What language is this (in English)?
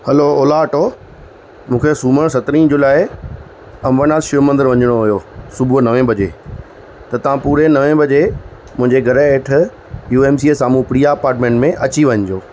Sindhi